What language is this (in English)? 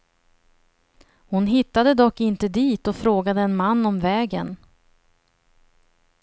Swedish